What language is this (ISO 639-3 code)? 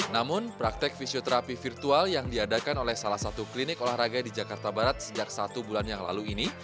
ind